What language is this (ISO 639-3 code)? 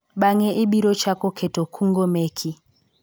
luo